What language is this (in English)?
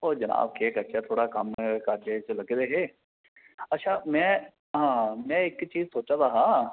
Dogri